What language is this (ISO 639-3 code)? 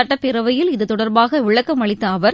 tam